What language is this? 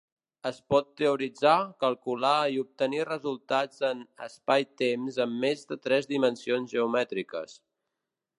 Catalan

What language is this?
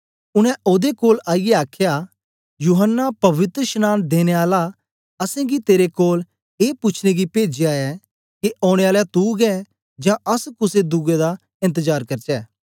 Dogri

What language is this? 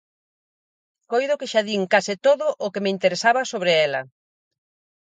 Galician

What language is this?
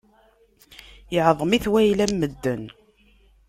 Kabyle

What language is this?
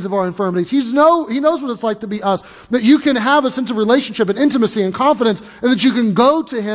English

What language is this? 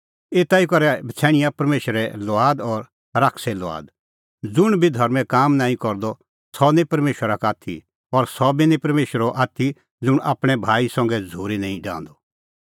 Kullu Pahari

